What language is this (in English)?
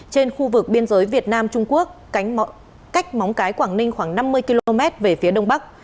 Vietnamese